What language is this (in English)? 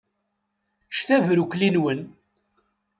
Kabyle